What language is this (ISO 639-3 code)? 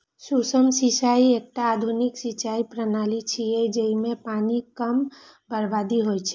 mai